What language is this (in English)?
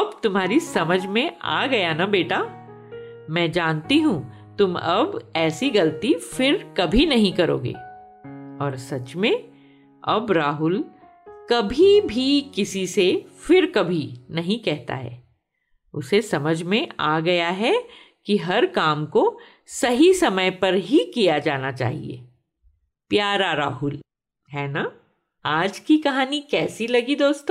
Hindi